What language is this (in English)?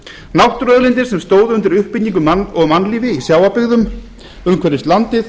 Icelandic